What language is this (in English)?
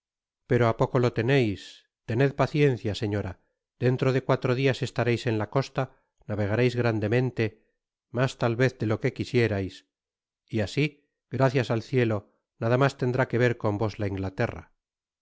Spanish